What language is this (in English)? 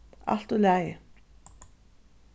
Faroese